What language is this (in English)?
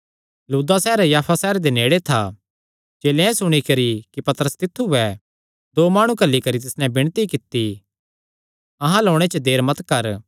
Kangri